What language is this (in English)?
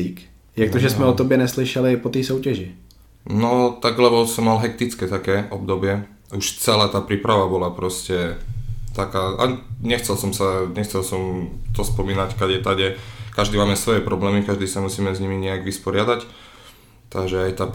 Czech